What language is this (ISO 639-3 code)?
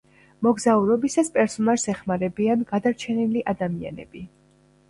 kat